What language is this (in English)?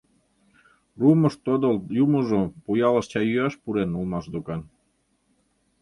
Mari